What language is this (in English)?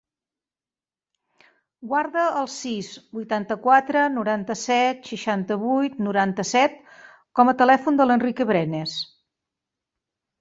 Catalan